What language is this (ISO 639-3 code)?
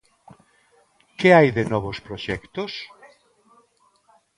glg